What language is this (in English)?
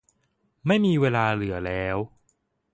Thai